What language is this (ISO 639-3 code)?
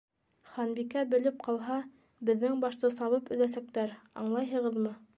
bak